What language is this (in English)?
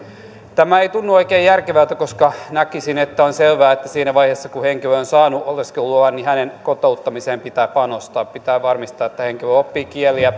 Finnish